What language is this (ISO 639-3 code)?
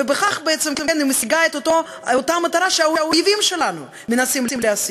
heb